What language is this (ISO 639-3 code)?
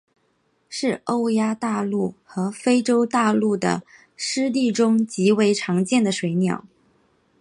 zho